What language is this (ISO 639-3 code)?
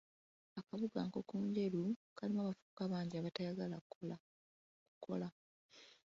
lug